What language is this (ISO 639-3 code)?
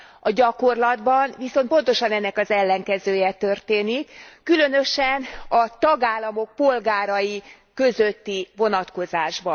hun